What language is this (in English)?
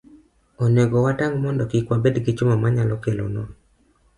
Luo (Kenya and Tanzania)